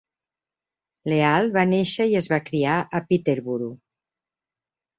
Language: Catalan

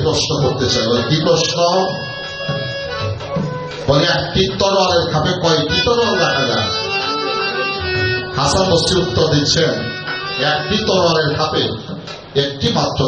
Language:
Arabic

